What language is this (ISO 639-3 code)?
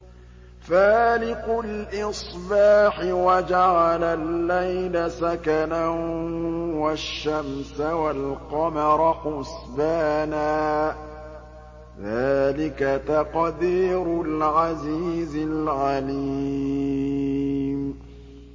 ara